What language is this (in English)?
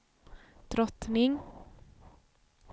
Swedish